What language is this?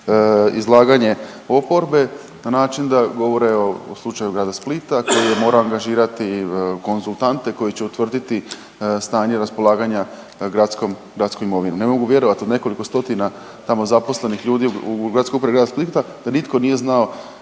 Croatian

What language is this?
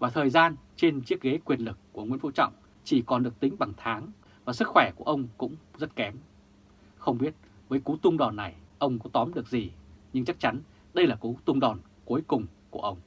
Vietnamese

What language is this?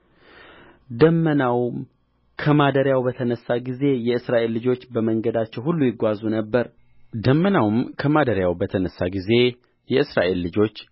Amharic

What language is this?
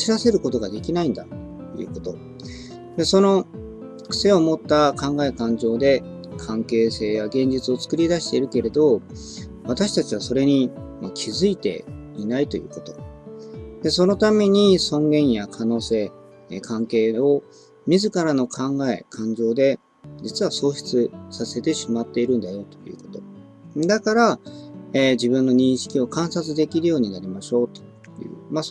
Japanese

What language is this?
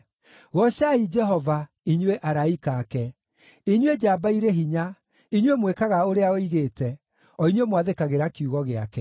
Kikuyu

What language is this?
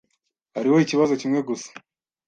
Kinyarwanda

